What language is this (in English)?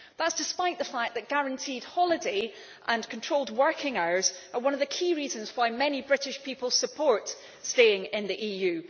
English